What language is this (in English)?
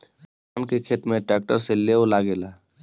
Bhojpuri